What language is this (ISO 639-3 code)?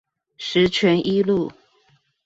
zho